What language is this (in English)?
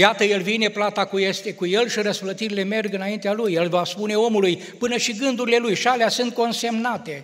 Romanian